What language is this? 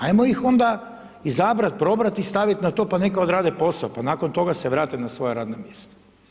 Croatian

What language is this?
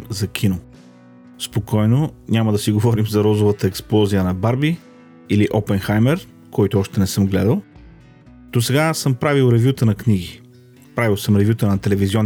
Bulgarian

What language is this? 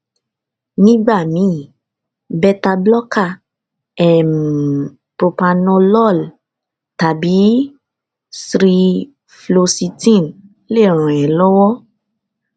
Yoruba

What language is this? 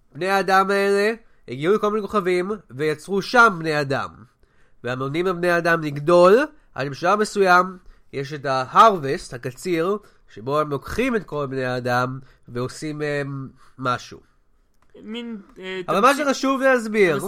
Hebrew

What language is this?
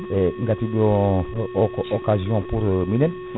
Fula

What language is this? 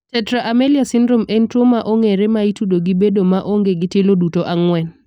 Luo (Kenya and Tanzania)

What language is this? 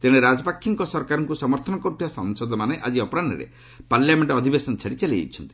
Odia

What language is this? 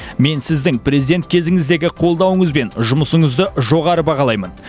Kazakh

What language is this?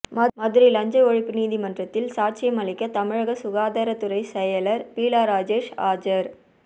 Tamil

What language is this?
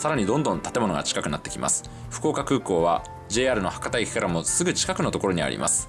Japanese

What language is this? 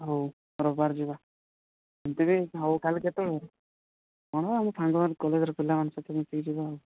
Odia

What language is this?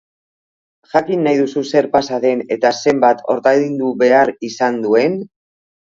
Basque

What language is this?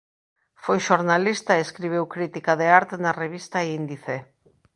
Galician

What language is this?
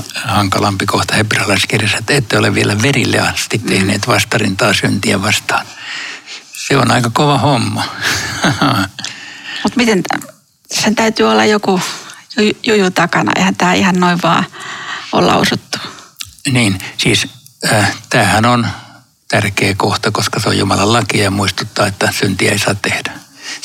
Finnish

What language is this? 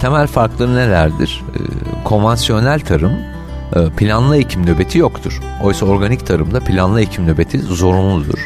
Turkish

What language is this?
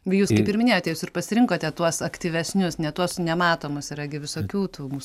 Lithuanian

